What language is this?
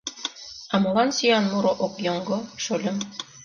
Mari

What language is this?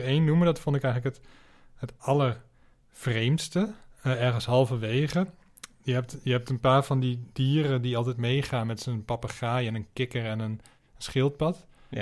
Dutch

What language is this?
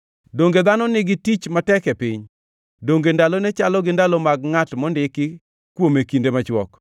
Luo (Kenya and Tanzania)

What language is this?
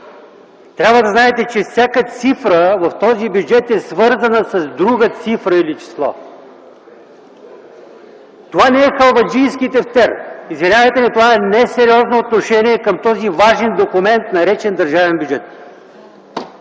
Bulgarian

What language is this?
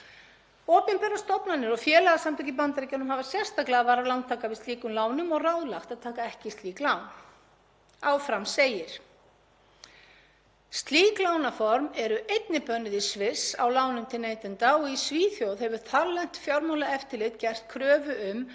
Icelandic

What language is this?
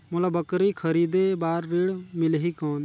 Chhattisgarhi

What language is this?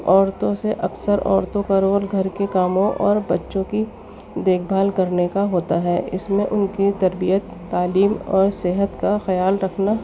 Urdu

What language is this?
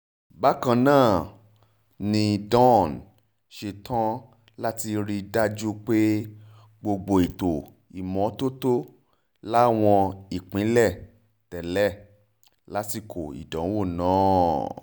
Yoruba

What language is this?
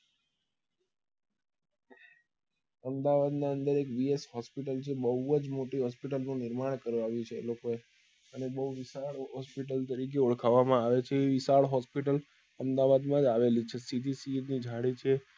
Gujarati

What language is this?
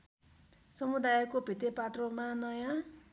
Nepali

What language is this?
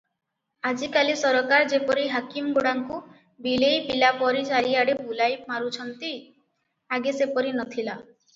Odia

